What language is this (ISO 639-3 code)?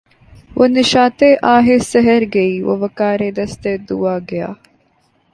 urd